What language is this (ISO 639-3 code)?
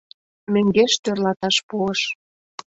chm